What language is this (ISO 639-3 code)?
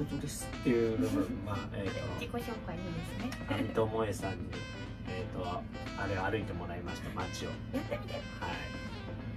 jpn